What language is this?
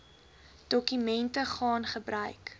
Afrikaans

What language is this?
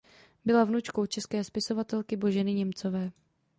Czech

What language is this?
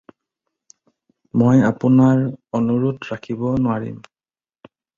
Assamese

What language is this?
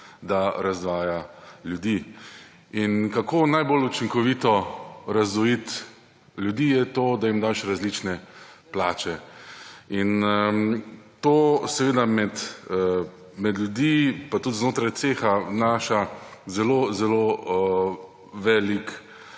Slovenian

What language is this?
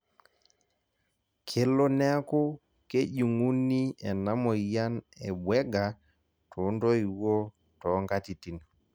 Masai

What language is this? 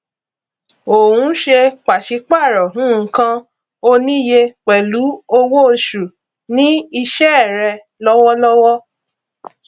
Yoruba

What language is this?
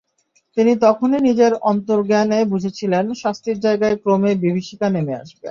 Bangla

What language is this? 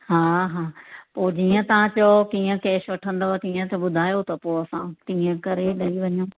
Sindhi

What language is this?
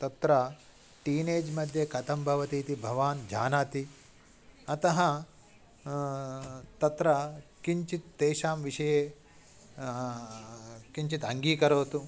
Sanskrit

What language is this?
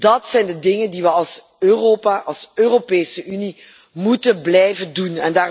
Dutch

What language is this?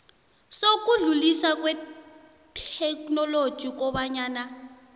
South Ndebele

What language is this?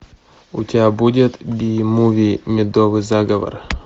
Russian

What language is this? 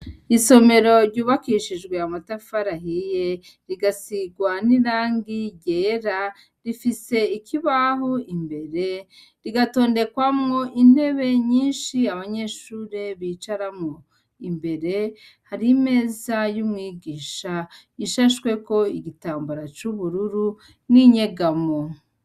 Rundi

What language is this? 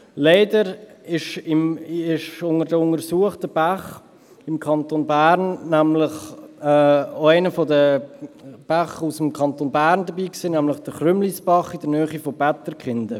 Swiss German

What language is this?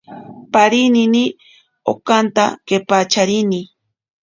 Ashéninka Perené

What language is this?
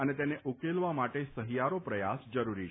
Gujarati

